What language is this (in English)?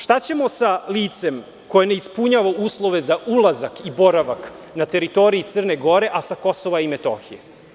Serbian